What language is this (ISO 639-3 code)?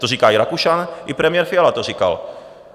ces